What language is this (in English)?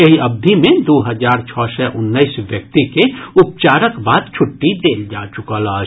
Maithili